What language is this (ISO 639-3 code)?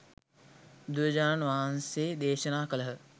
sin